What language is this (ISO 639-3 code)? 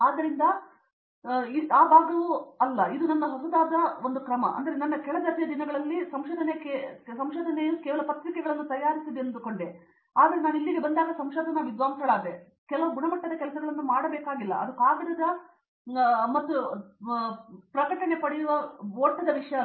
kan